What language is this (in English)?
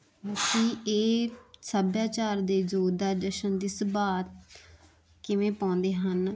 Punjabi